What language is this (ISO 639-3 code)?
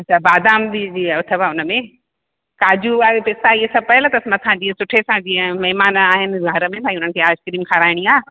snd